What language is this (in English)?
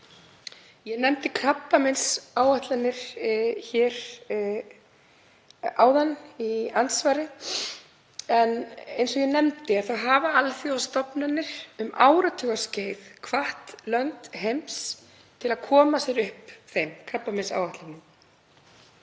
Icelandic